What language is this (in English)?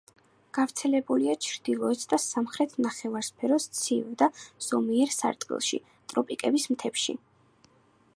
Georgian